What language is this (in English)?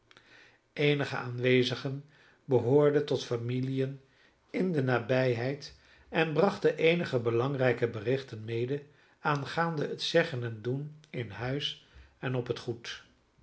Dutch